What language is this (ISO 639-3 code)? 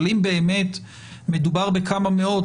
heb